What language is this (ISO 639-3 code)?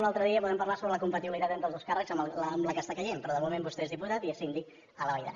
cat